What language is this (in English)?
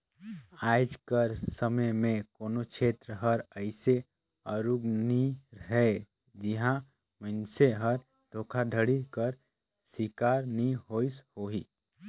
Chhattisgarhi